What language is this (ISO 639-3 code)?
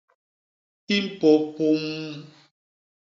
bas